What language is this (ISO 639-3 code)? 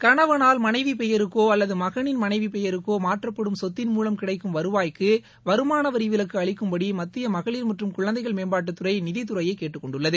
tam